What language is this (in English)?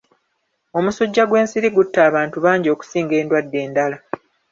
Ganda